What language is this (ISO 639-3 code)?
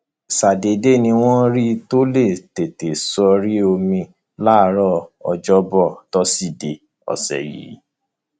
yor